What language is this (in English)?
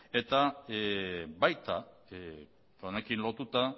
Basque